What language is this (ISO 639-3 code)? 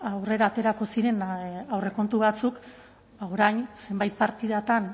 eus